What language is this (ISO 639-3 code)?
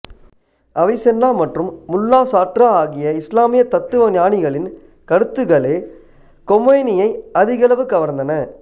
tam